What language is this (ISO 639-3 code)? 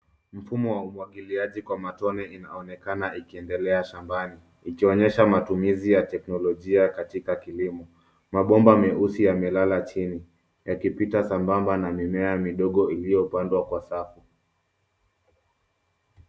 swa